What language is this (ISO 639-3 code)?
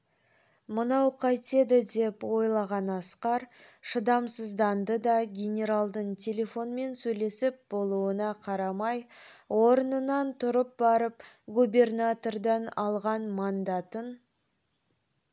kaz